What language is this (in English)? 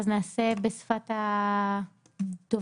Hebrew